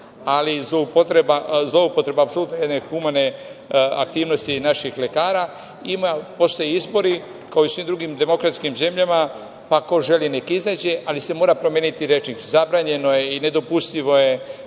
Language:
Serbian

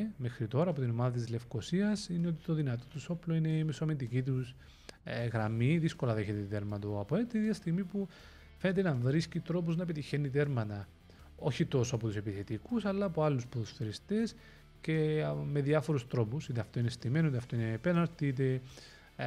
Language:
Greek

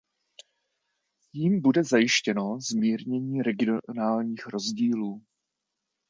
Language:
Czech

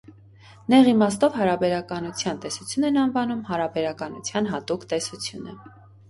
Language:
Armenian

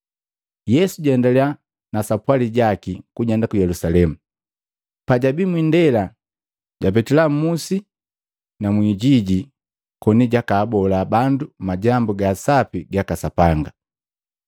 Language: Matengo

